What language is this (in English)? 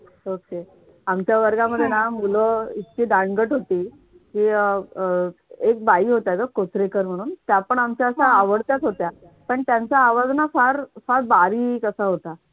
Marathi